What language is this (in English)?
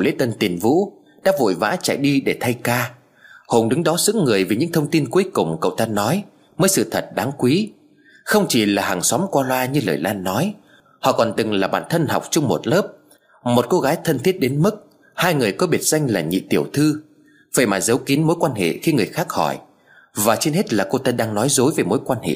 Vietnamese